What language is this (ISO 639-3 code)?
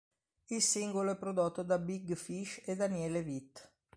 ita